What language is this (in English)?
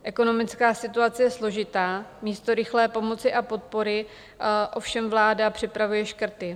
Czech